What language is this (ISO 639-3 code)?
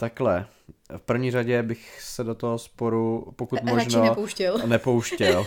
ces